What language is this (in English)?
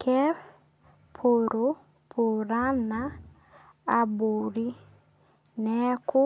Masai